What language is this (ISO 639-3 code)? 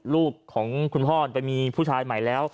tha